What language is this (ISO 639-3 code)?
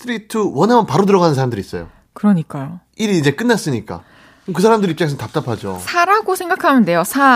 kor